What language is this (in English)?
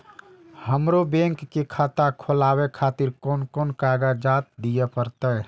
Maithili